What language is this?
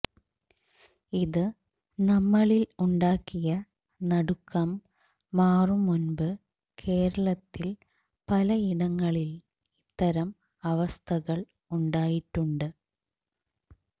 Malayalam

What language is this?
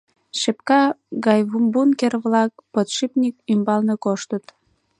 Mari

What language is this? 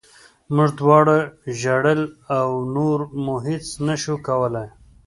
Pashto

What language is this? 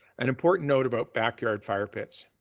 English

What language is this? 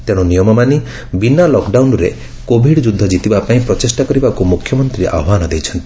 Odia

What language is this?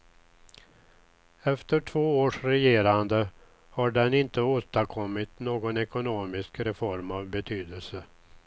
Swedish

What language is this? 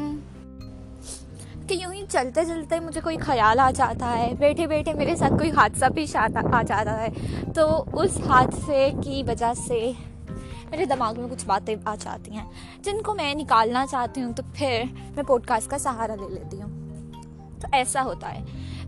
Urdu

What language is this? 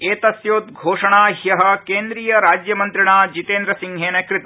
Sanskrit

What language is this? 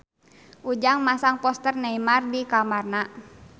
Sundanese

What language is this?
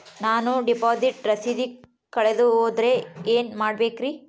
Kannada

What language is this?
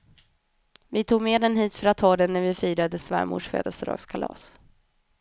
Swedish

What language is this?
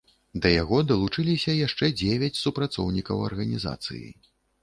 Belarusian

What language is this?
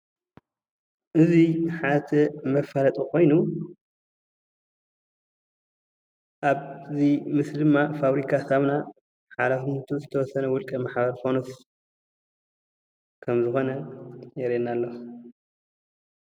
Tigrinya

